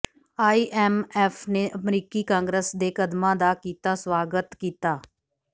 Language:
Punjabi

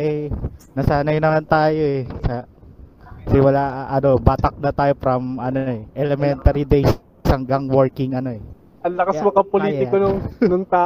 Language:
Filipino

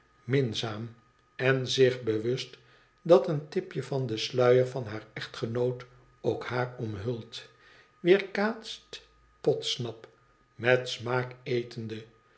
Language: Dutch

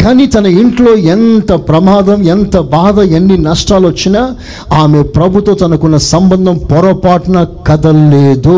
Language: Telugu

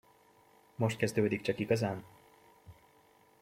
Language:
Hungarian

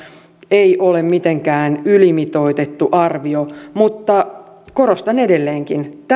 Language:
Finnish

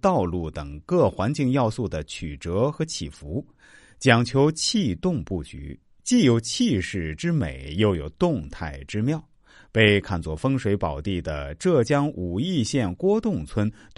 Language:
Chinese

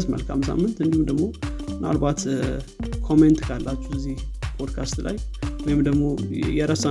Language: Amharic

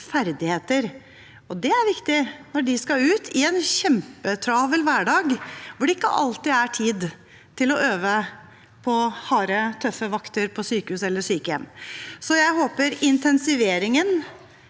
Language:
Norwegian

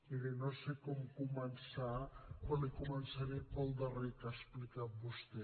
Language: Catalan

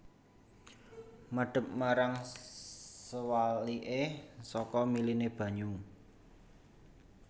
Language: Javanese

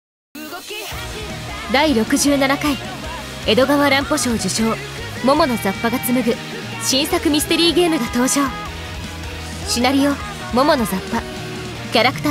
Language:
Japanese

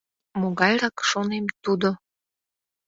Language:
Mari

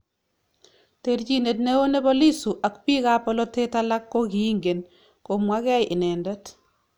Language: Kalenjin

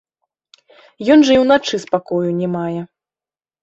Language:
Belarusian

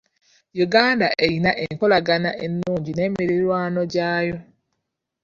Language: Ganda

